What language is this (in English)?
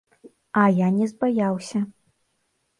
Belarusian